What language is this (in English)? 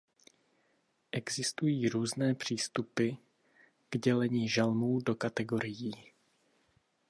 Czech